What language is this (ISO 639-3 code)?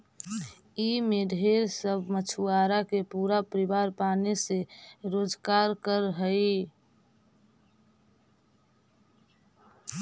mag